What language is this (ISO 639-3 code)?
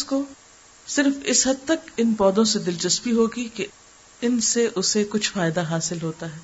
urd